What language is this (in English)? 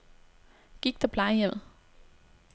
Danish